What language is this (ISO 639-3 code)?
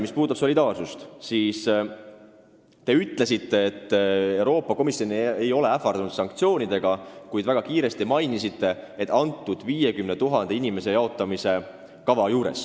est